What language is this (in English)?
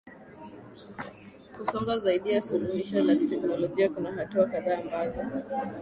Swahili